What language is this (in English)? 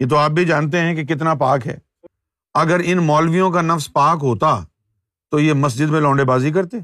Urdu